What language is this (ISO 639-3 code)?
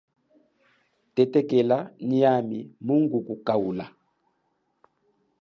cjk